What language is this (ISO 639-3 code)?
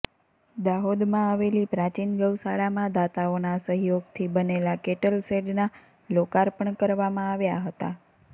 guj